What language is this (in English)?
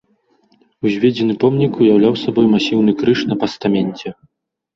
Belarusian